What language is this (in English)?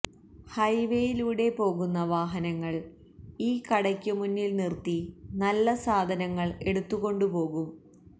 Malayalam